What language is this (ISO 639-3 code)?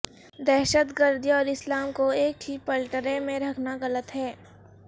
urd